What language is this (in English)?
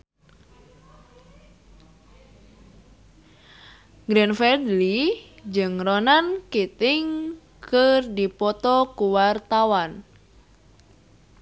Sundanese